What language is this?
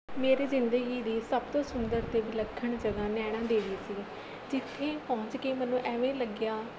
Punjabi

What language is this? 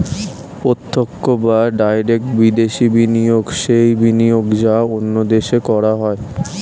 Bangla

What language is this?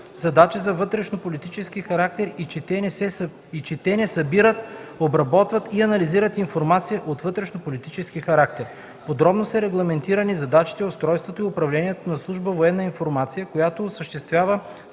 Bulgarian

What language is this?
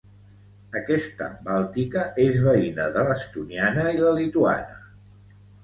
Catalan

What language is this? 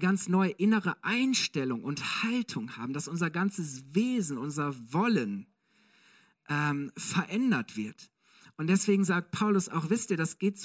German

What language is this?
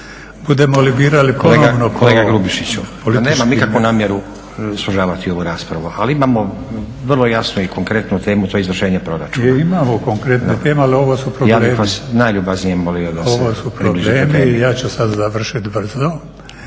Croatian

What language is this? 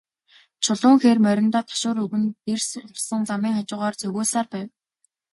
Mongolian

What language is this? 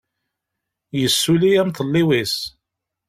Kabyle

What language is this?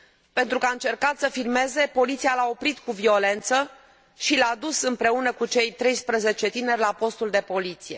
Romanian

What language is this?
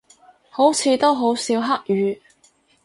Cantonese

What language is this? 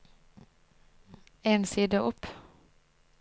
Norwegian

